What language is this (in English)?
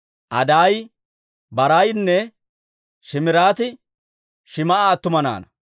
Dawro